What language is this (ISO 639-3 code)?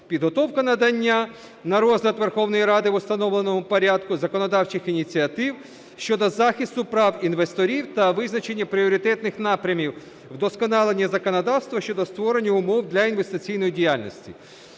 ukr